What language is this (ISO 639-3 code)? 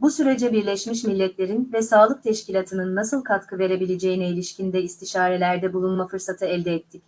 tur